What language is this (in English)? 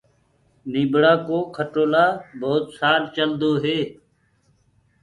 Gurgula